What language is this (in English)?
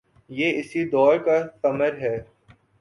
Urdu